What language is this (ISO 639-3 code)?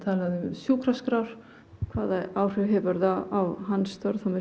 isl